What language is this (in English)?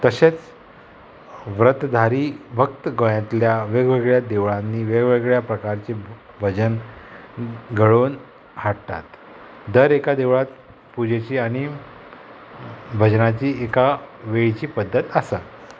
Konkani